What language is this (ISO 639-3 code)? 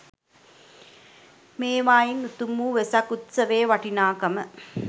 sin